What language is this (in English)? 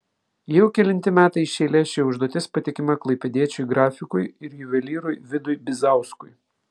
Lithuanian